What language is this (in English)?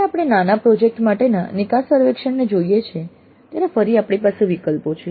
Gujarati